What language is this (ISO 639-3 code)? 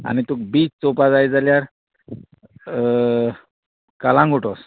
kok